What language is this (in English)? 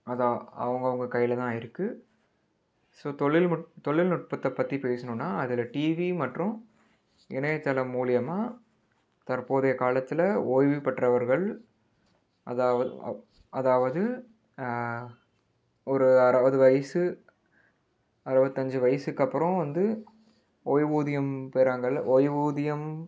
Tamil